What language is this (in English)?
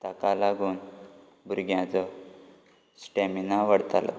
Konkani